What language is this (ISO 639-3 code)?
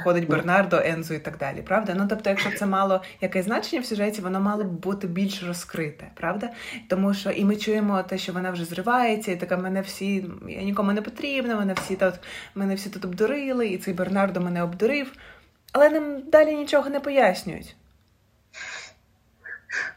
ukr